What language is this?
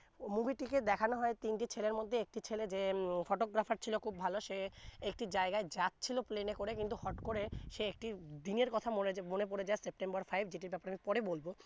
Bangla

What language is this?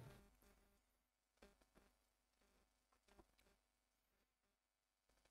German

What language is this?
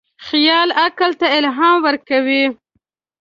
Pashto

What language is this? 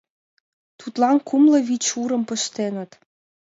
Mari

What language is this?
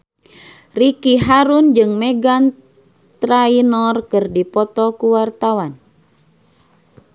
Sundanese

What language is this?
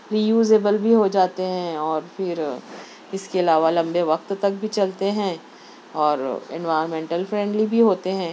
Urdu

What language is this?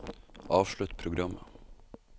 Norwegian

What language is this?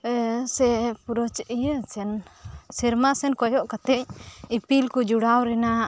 Santali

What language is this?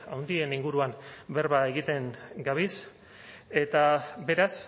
Basque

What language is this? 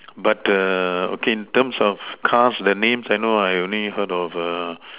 English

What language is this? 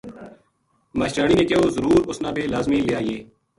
Gujari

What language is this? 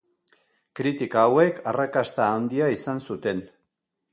Basque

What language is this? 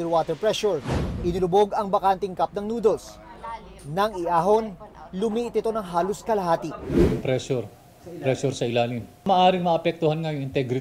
Filipino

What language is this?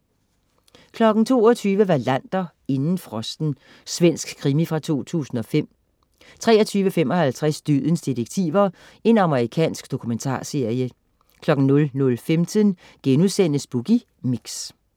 Danish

